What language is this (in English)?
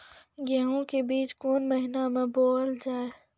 Maithili